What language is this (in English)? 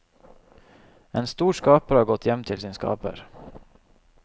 Norwegian